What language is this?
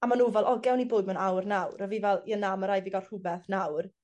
Welsh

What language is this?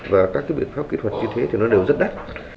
Vietnamese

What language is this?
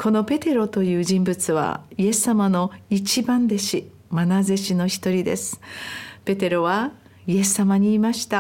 Japanese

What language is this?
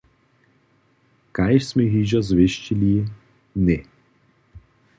Upper Sorbian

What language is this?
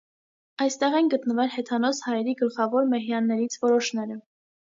Armenian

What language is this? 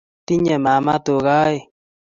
Kalenjin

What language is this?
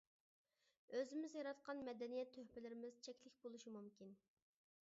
Uyghur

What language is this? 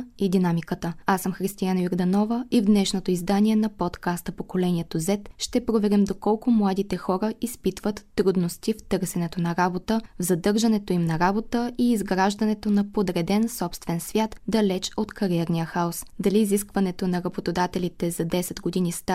Bulgarian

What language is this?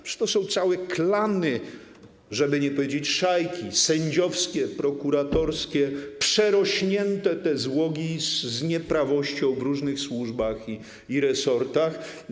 Polish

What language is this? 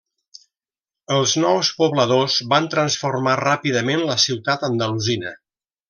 Catalan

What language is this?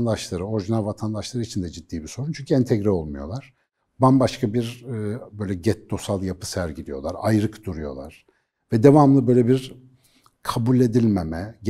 Turkish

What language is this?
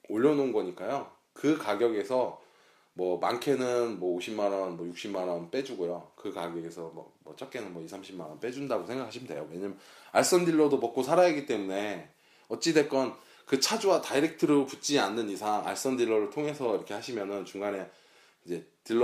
Korean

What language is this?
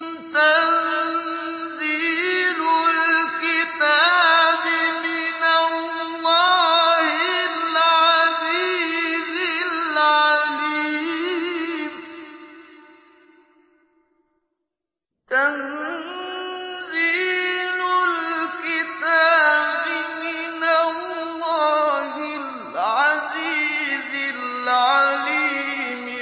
Arabic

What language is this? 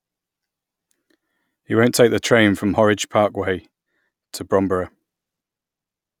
English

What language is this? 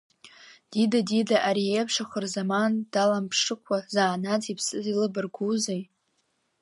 Abkhazian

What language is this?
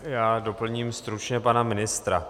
Czech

